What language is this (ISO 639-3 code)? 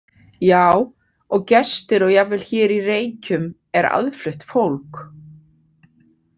isl